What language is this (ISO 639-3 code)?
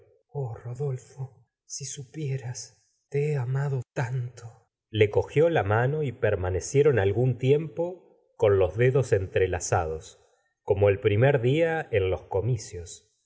spa